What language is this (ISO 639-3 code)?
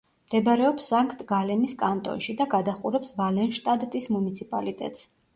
kat